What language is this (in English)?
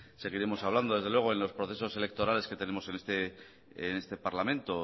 Spanish